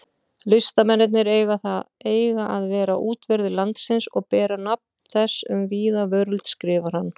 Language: Icelandic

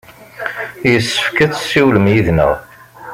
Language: Kabyle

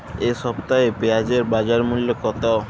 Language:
Bangla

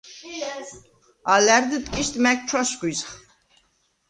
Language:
Svan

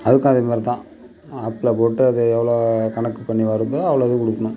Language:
Tamil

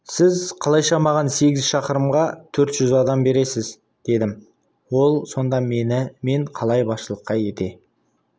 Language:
Kazakh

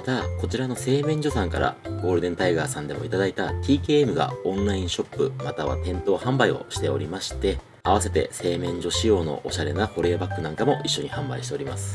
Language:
Japanese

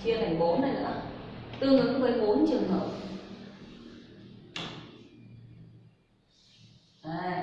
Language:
Vietnamese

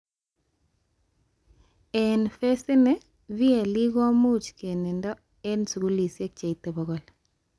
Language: Kalenjin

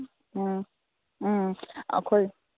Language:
Manipuri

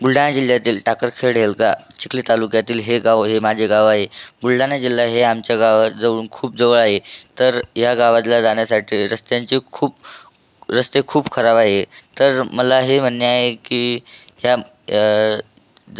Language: Marathi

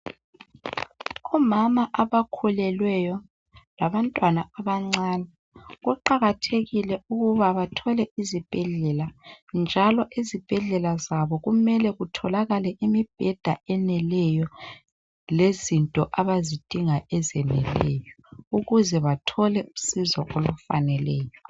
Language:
North Ndebele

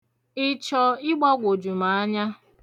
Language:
Igbo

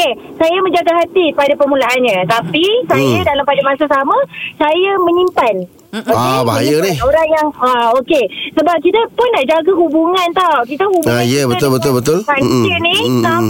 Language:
Malay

